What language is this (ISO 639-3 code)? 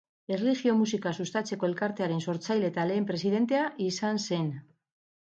eus